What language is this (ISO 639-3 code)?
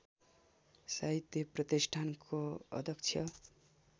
nep